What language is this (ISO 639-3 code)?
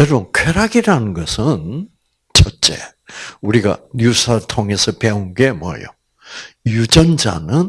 kor